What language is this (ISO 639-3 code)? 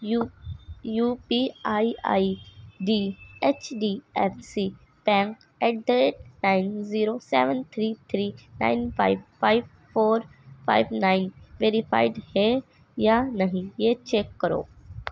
urd